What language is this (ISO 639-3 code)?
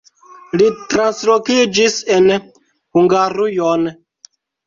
epo